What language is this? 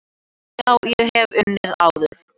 Icelandic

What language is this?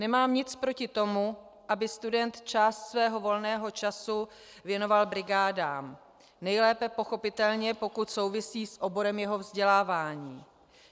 Czech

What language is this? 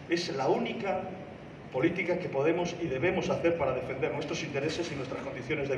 Spanish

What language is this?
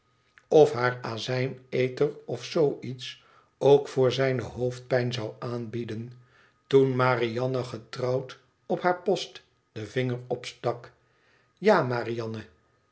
Dutch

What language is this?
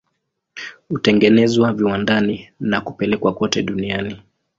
Swahili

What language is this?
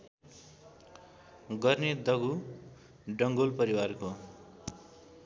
Nepali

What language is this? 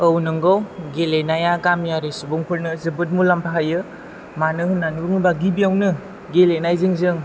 Bodo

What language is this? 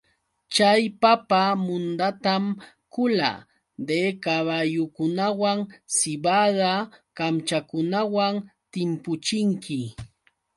Yauyos Quechua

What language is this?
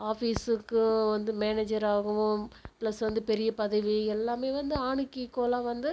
Tamil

